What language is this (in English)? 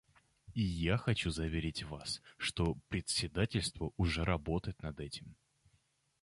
Russian